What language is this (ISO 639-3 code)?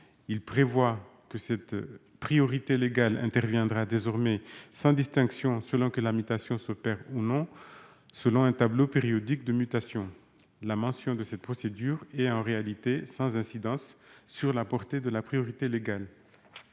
fra